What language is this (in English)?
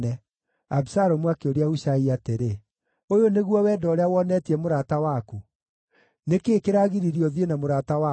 Kikuyu